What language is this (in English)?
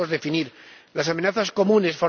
Spanish